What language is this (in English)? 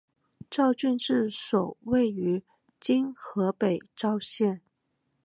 Chinese